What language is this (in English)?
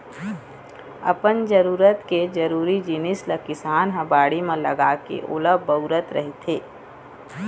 Chhattisgarhi